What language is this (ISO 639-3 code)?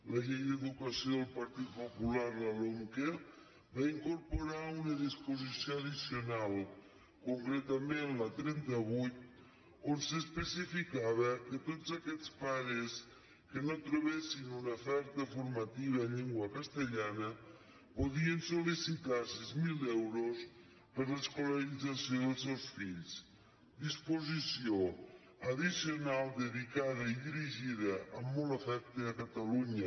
cat